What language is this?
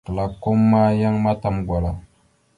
Mada (Cameroon)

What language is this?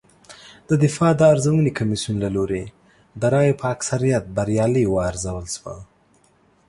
Pashto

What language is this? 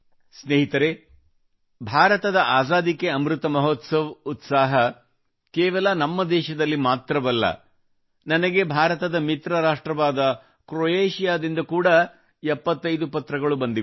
Kannada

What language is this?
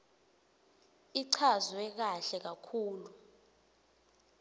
Swati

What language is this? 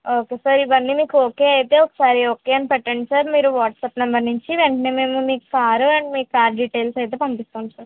Telugu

